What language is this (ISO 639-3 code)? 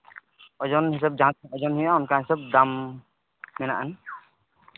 sat